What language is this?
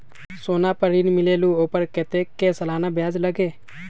Magahi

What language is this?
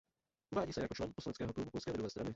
Czech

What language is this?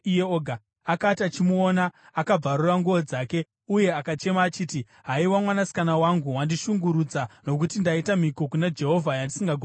Shona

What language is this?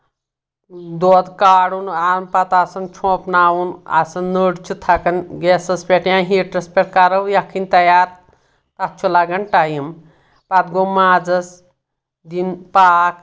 Kashmiri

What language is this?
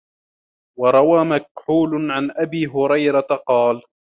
Arabic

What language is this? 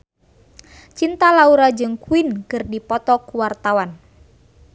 Sundanese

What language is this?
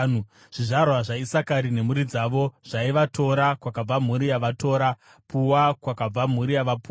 Shona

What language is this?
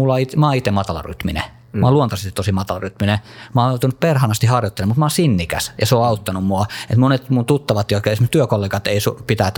Finnish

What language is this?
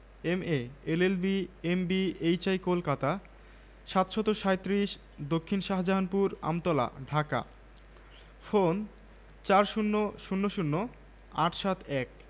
Bangla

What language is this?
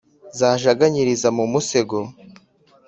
Kinyarwanda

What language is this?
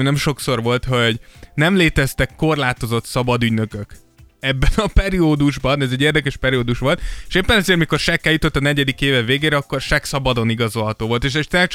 Hungarian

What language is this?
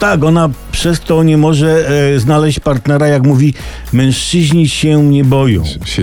Polish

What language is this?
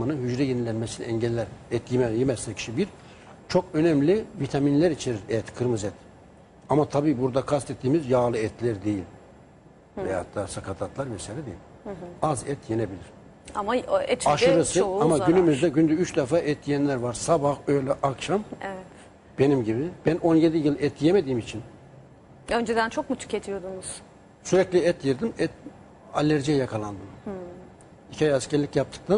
Turkish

